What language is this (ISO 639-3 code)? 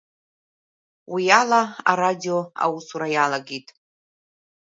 abk